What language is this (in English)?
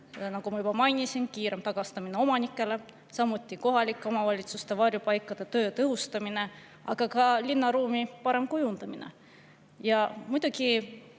Estonian